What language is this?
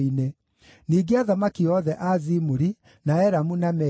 Kikuyu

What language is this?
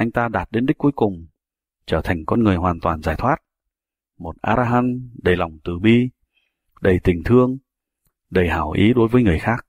Vietnamese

